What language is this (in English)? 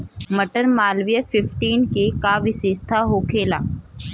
Bhojpuri